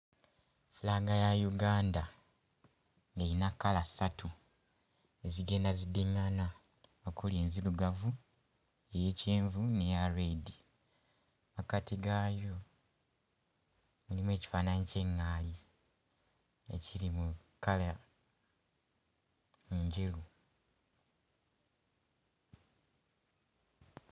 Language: Ganda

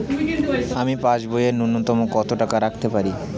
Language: Bangla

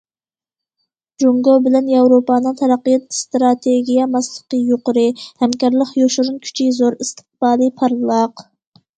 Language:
Uyghur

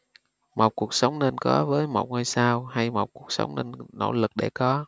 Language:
Vietnamese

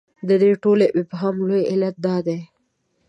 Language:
Pashto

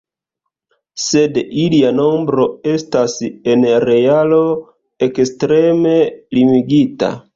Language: Esperanto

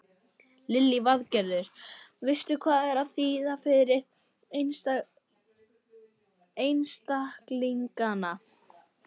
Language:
Icelandic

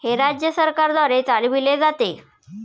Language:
Marathi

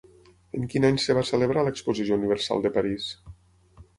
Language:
Catalan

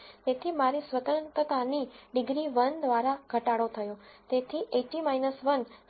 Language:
Gujarati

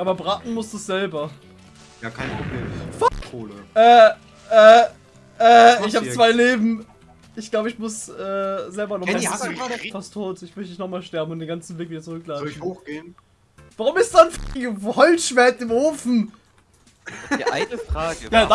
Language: German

